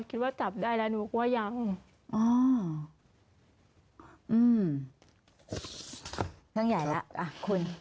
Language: Thai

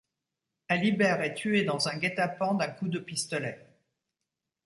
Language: French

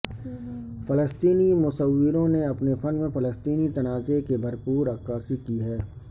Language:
Urdu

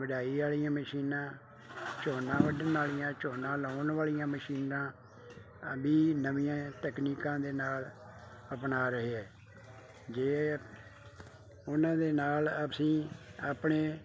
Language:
Punjabi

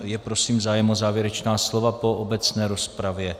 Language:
Czech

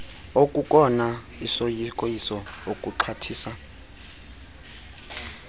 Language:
Xhosa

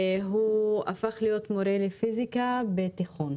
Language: Hebrew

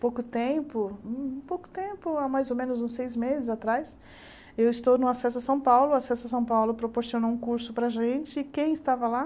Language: Portuguese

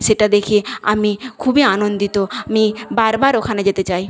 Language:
Bangla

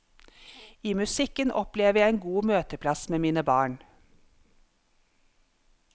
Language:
Norwegian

